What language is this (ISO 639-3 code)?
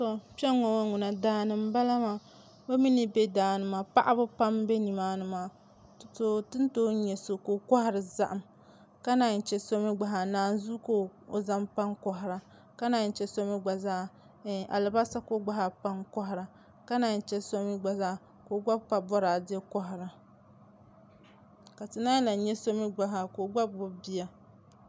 dag